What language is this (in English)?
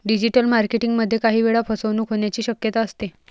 Marathi